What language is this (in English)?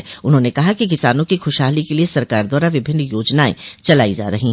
Hindi